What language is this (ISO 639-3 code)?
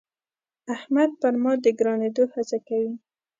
pus